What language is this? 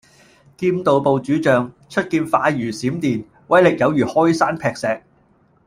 Cantonese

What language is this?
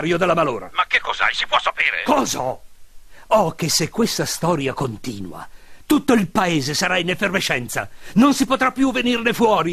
Italian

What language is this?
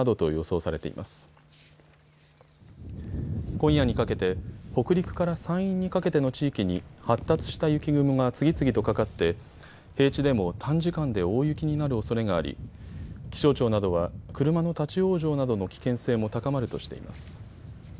Japanese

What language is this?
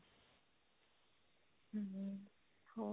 Punjabi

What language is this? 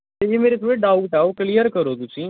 Punjabi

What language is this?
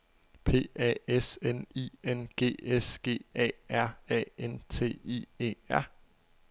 Danish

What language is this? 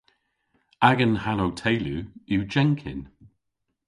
Cornish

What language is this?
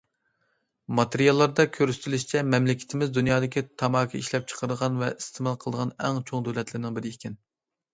Uyghur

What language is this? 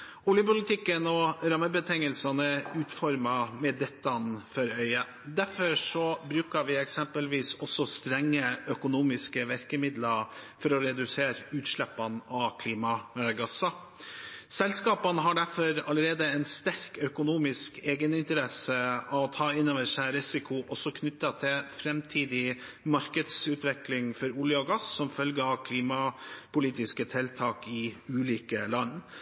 Norwegian Bokmål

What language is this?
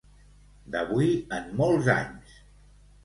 Catalan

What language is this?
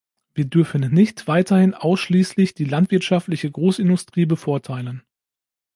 German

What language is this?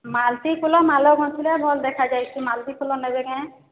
Odia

